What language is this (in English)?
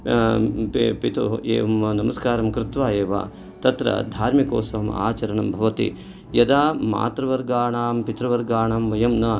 Sanskrit